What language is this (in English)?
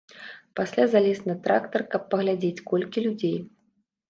Belarusian